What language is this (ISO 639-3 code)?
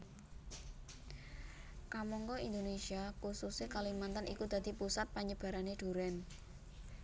jav